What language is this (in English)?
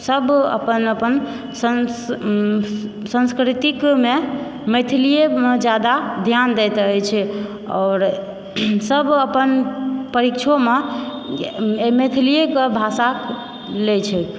Maithili